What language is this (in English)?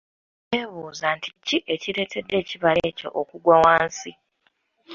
Ganda